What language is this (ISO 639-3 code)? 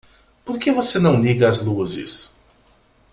por